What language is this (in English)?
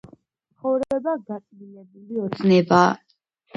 Georgian